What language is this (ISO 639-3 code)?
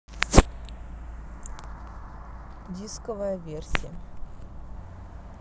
rus